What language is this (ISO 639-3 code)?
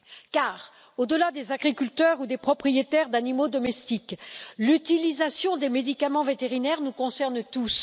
fra